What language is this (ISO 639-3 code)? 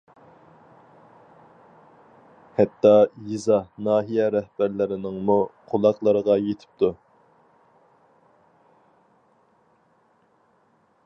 uig